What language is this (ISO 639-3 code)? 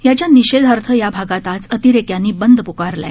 mar